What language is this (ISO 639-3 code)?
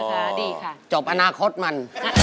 tha